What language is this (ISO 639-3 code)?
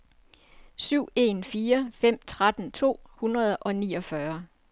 dan